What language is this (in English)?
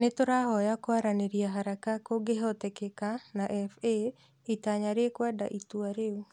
Kikuyu